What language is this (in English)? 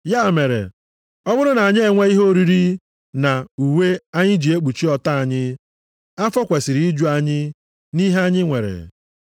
Igbo